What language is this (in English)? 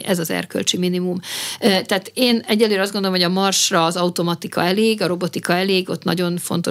Hungarian